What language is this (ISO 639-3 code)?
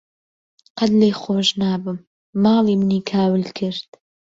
ckb